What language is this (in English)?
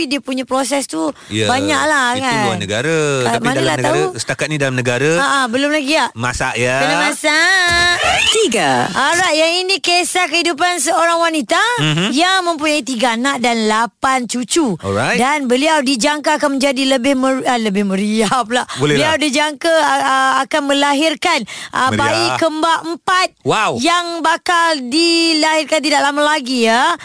Malay